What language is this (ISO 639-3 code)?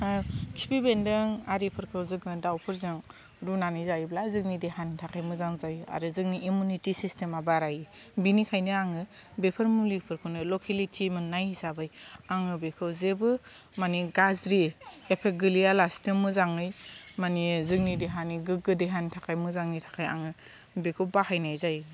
brx